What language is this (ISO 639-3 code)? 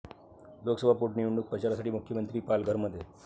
mar